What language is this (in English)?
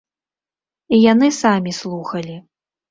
Belarusian